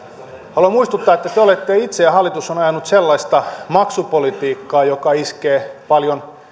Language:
Finnish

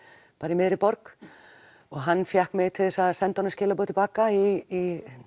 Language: Icelandic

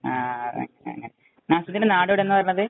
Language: Malayalam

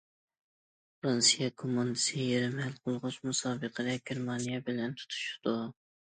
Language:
Uyghur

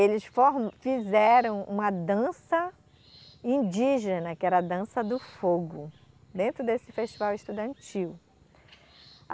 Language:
Portuguese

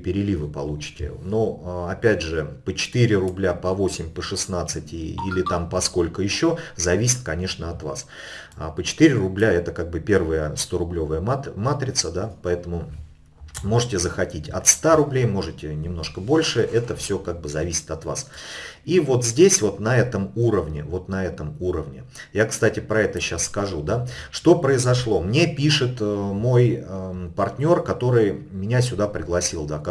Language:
Russian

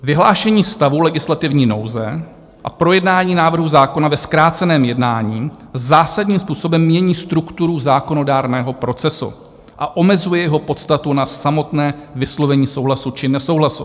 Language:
Czech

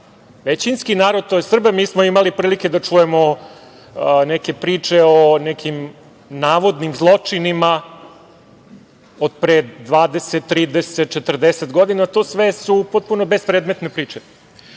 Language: Serbian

